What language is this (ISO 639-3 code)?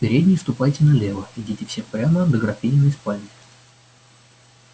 rus